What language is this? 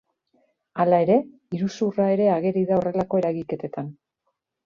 Basque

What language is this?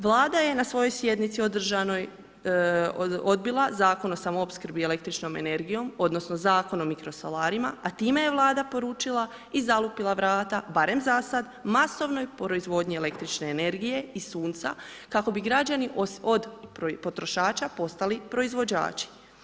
Croatian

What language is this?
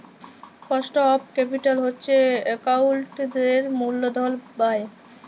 Bangla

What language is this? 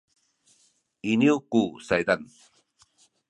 Sakizaya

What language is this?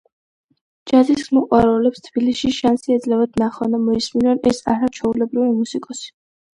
Georgian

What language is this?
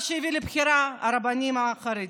Hebrew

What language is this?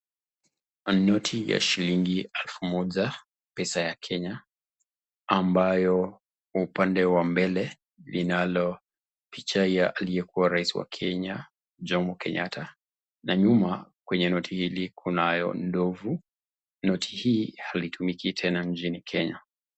Swahili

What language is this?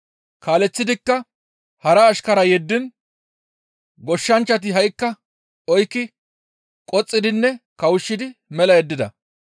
Gamo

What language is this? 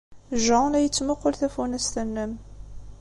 Kabyle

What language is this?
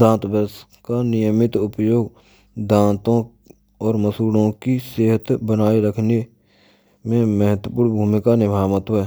Braj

